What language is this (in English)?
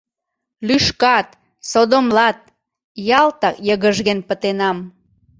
Mari